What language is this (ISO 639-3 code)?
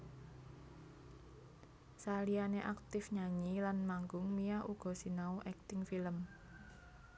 jav